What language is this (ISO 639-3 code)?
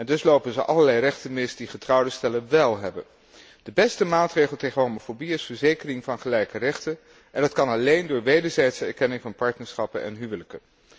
nld